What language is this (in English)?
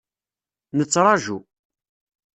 Kabyle